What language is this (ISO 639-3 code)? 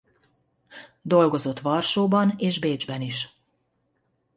hun